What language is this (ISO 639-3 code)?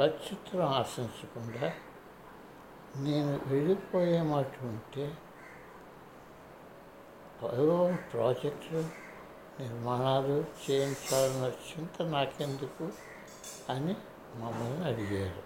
tel